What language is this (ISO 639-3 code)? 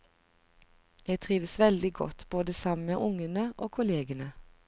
nor